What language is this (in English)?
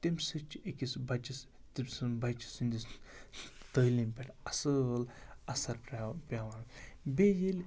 Kashmiri